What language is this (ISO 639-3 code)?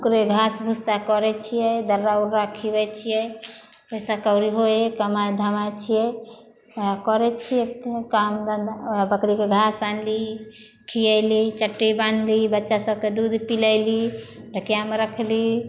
mai